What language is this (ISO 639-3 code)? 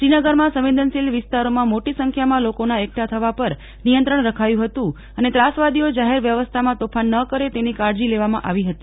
guj